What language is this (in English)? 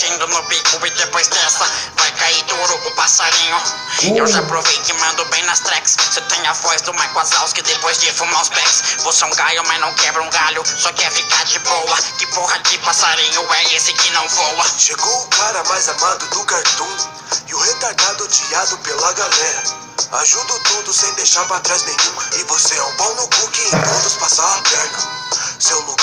Portuguese